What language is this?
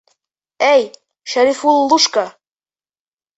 Bashkir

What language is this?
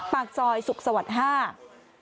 Thai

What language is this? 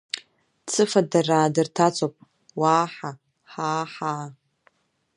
Abkhazian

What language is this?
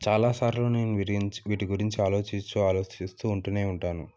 Telugu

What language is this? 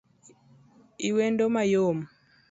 Luo (Kenya and Tanzania)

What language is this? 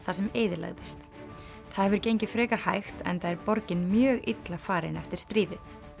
Icelandic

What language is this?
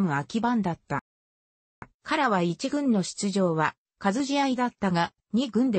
Japanese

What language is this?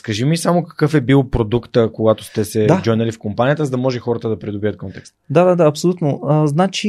Bulgarian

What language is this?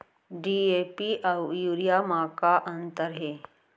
Chhattisgarhi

